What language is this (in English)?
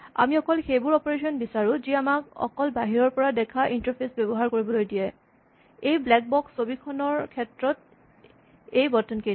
Assamese